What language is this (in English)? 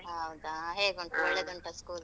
Kannada